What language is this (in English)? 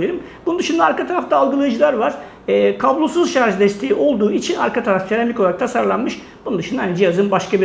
Turkish